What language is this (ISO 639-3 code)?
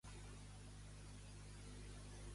cat